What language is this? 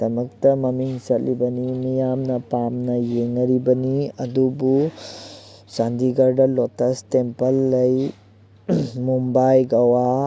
Manipuri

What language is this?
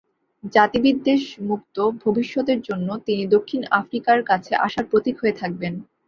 Bangla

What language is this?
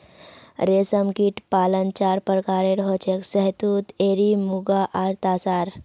Magahi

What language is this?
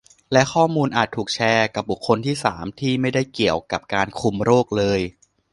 Thai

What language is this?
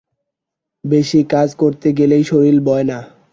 Bangla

